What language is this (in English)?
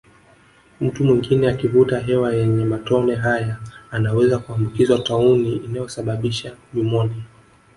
Swahili